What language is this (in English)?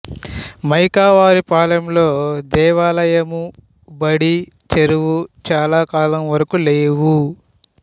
Telugu